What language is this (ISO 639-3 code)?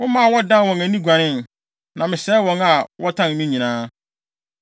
aka